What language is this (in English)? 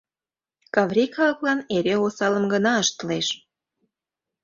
Mari